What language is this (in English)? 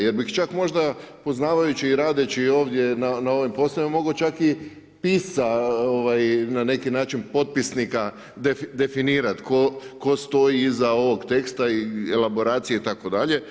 Croatian